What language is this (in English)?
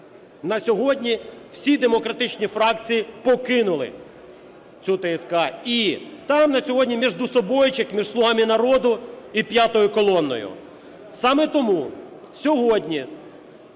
Ukrainian